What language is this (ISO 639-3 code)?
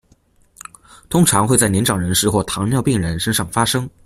zho